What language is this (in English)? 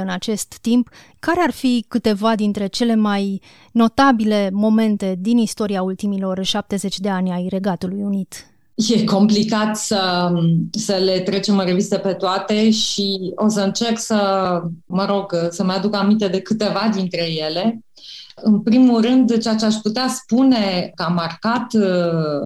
Romanian